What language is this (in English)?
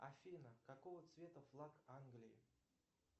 Russian